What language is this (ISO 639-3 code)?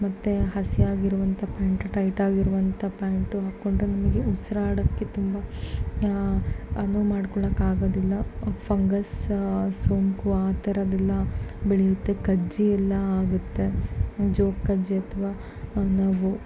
kan